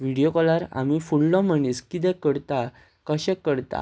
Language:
Konkani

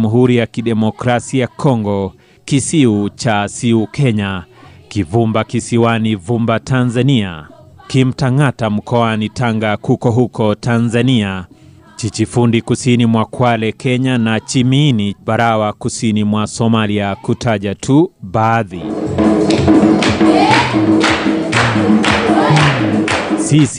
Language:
Swahili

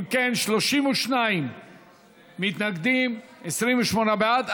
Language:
Hebrew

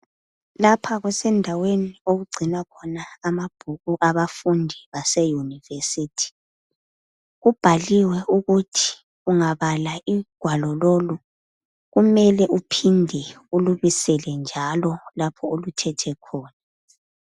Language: North Ndebele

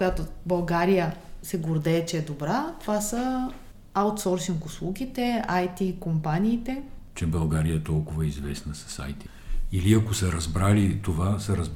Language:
Bulgarian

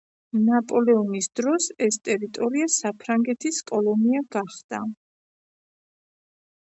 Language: Georgian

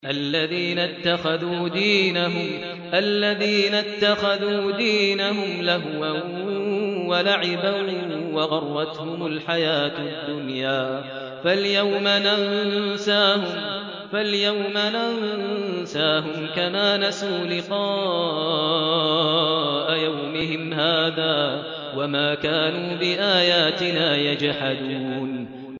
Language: Arabic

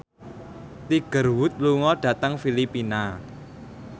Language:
Javanese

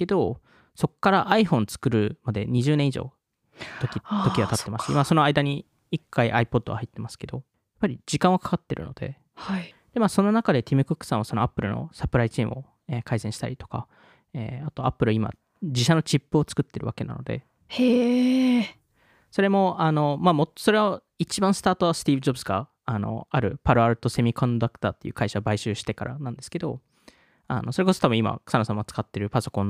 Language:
Japanese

